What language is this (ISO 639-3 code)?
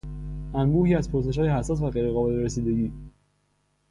fas